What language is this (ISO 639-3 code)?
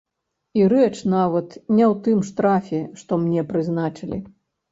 bel